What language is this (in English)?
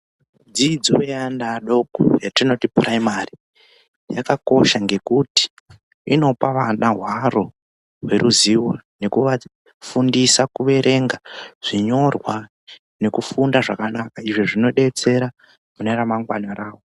Ndau